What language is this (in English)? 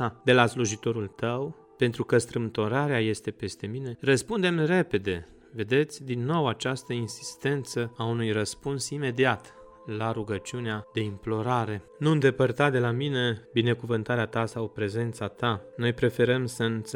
Romanian